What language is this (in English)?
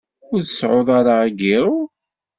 Kabyle